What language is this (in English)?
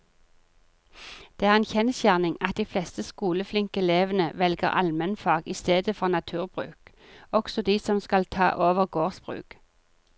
Norwegian